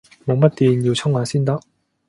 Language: Cantonese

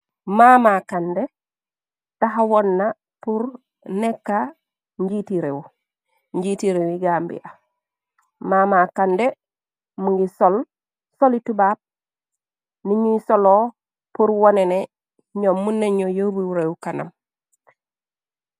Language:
Wolof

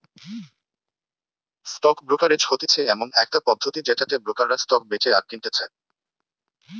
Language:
Bangla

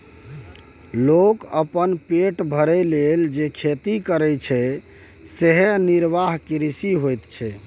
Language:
Maithili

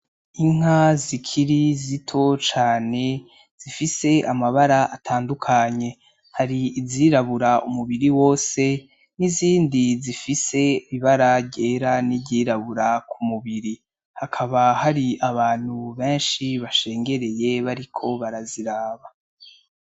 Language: Rundi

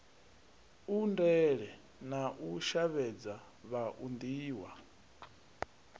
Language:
Venda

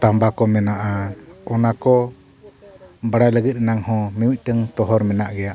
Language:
Santali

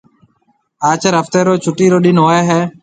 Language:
Marwari (Pakistan)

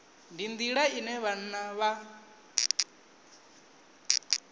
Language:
Venda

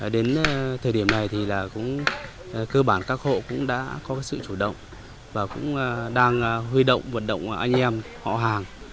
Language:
Vietnamese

